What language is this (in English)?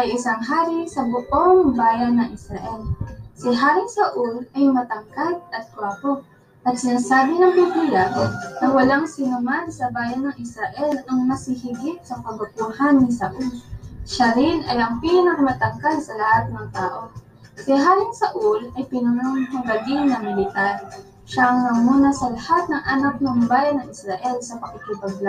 Filipino